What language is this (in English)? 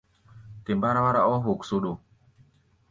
Gbaya